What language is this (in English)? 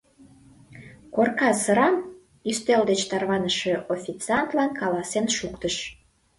Mari